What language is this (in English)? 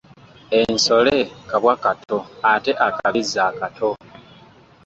Ganda